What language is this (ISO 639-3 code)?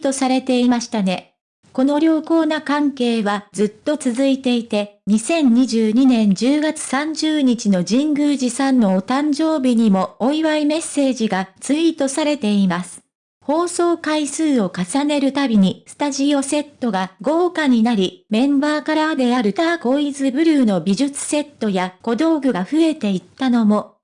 jpn